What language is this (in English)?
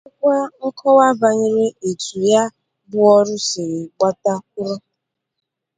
Igbo